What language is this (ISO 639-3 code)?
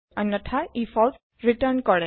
asm